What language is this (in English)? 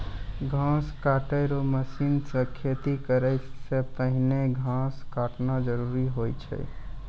Maithili